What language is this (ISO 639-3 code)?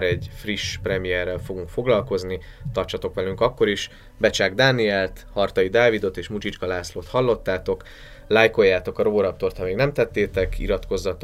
hun